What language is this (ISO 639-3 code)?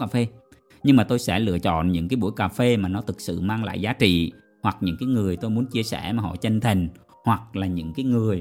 vie